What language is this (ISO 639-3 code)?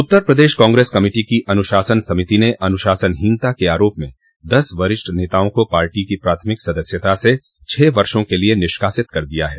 hin